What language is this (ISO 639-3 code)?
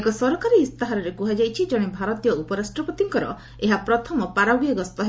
ori